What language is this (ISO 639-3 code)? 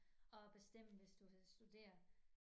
dan